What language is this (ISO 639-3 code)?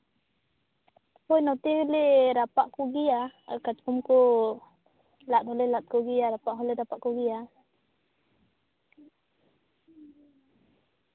sat